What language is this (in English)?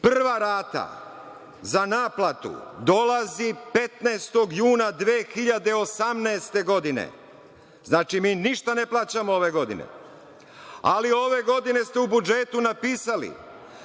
Serbian